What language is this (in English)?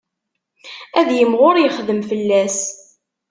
Kabyle